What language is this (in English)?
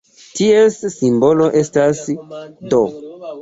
Esperanto